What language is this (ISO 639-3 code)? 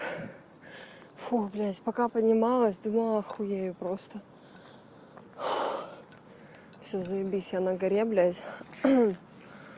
rus